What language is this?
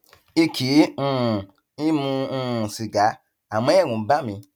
Yoruba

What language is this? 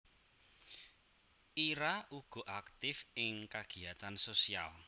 Javanese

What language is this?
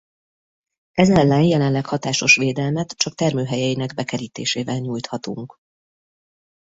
Hungarian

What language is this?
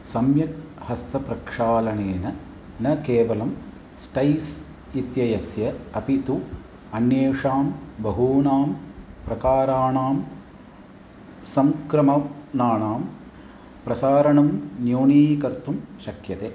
Sanskrit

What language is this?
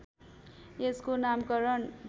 Nepali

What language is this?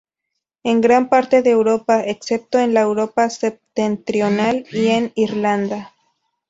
Spanish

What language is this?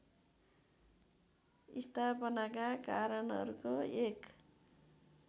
Nepali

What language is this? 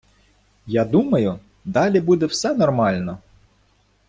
Ukrainian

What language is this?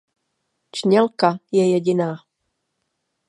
Czech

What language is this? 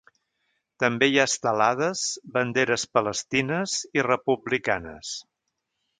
Catalan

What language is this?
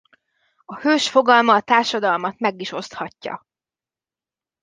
Hungarian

